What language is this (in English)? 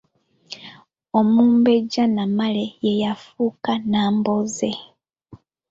Ganda